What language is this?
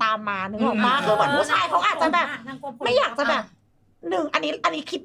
Thai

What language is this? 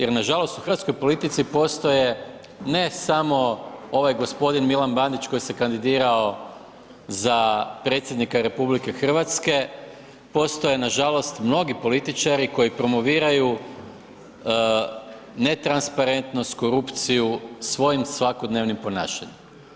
Croatian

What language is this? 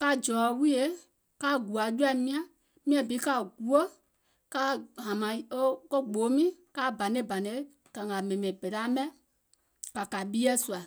Gola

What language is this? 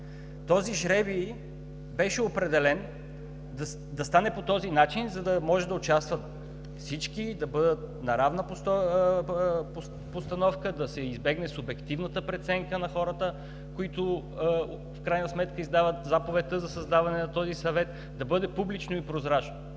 Bulgarian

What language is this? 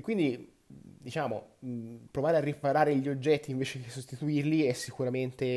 Italian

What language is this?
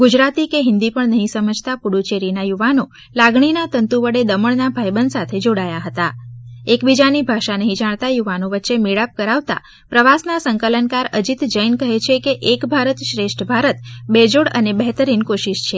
Gujarati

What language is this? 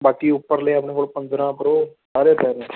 Punjabi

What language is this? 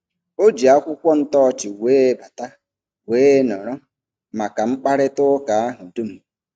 Igbo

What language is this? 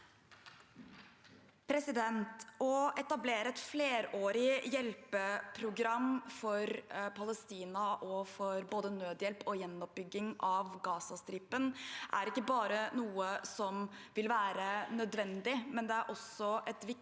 Norwegian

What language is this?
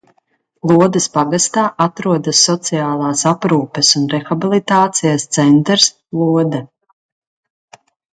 Latvian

